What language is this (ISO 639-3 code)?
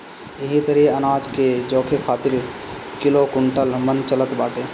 bho